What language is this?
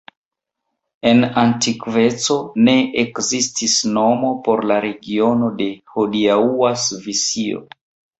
Esperanto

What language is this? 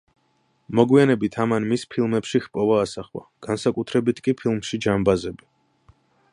Georgian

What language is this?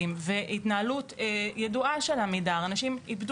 Hebrew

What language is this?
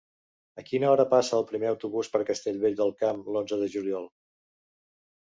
Catalan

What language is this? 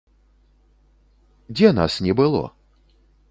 Belarusian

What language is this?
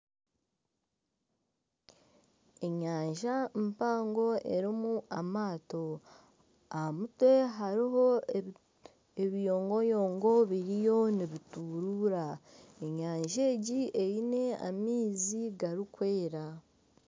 Nyankole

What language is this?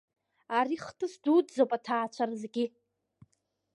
Abkhazian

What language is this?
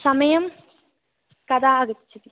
Sanskrit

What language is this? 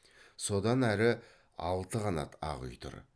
Kazakh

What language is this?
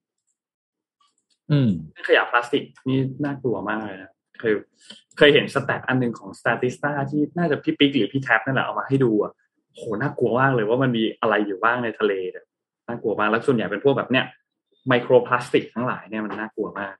Thai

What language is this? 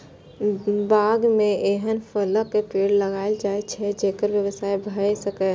Maithili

